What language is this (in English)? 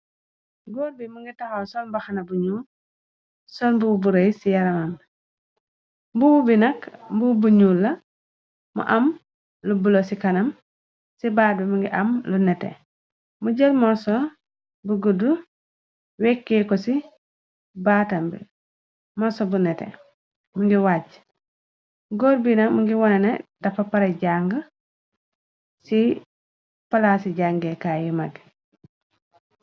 Wolof